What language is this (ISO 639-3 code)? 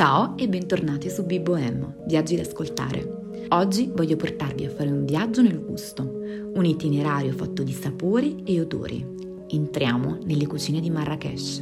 ita